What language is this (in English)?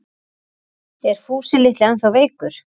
Icelandic